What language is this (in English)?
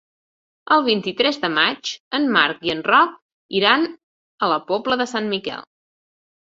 Catalan